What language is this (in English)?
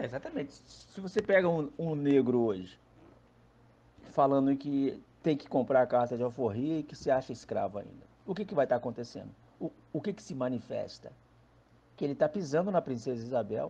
Portuguese